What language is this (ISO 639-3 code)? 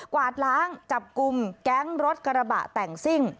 tha